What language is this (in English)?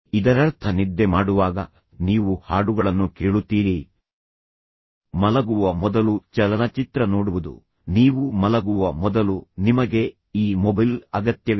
Kannada